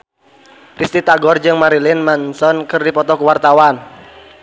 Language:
Sundanese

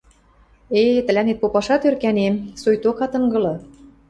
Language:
Western Mari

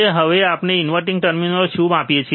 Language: Gujarati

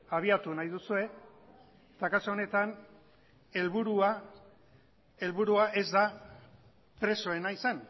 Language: Basque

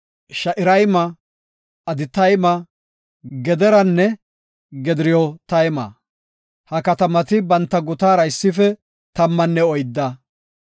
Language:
Gofa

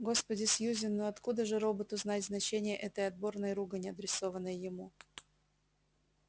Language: Russian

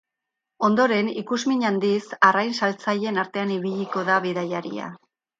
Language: Basque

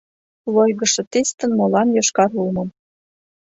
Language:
Mari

